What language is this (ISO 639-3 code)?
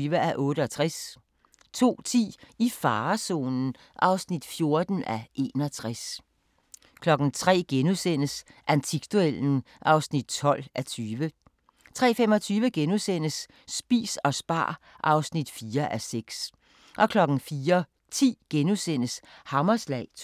dan